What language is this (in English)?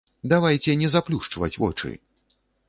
Belarusian